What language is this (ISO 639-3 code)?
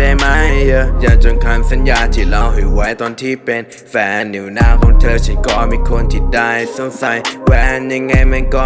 vie